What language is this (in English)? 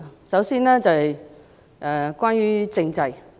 Cantonese